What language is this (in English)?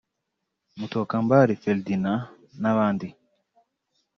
Kinyarwanda